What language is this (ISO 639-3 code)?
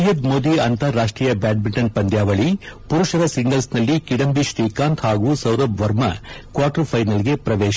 kan